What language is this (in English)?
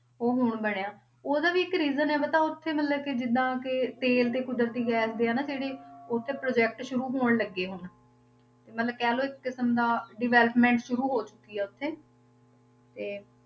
Punjabi